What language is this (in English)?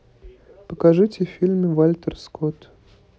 Russian